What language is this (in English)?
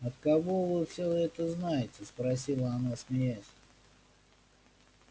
Russian